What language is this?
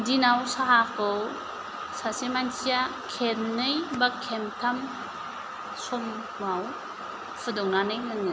Bodo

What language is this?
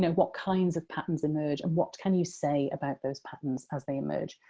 English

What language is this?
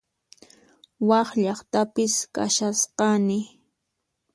Puno Quechua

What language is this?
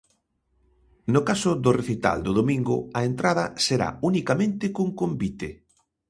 Galician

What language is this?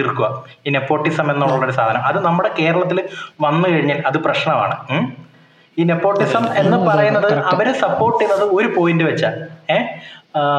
Malayalam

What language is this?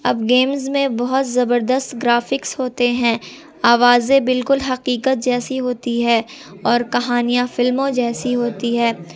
Urdu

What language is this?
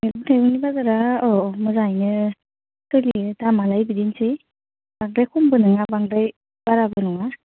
Bodo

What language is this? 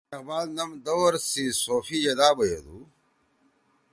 Torwali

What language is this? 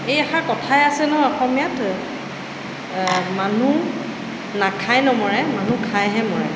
Assamese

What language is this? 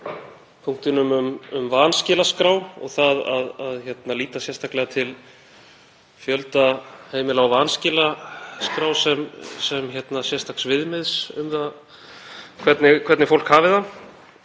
Icelandic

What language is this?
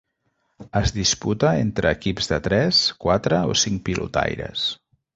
Catalan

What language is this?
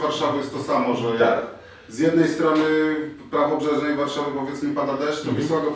Polish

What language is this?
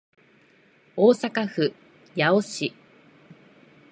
Japanese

